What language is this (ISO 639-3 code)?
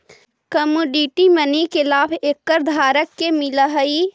mag